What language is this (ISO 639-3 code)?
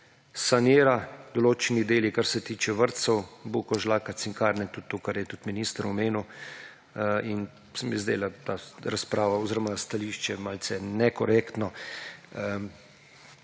slv